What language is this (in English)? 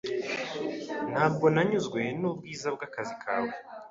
Kinyarwanda